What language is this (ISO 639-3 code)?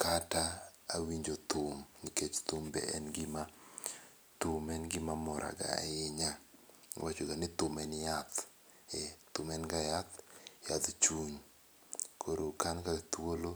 luo